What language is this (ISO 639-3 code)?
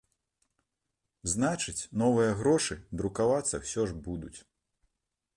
bel